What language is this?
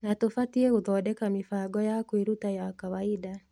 Kikuyu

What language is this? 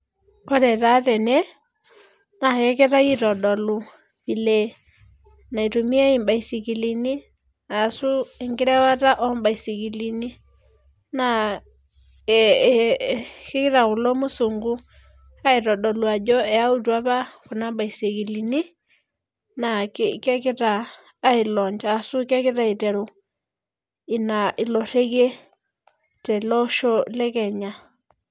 Masai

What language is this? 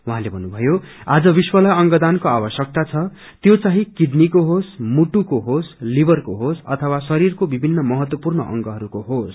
Nepali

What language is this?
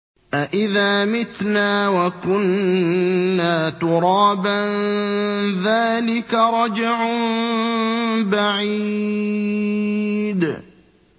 Arabic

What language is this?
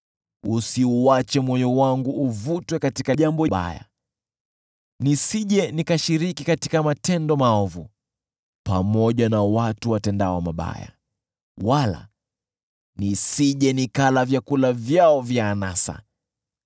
Swahili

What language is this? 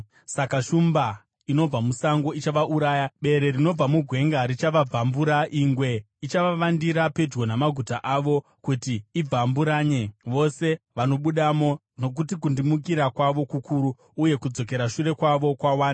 Shona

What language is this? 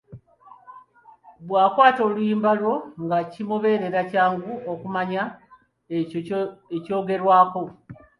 Ganda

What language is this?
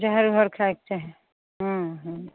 Maithili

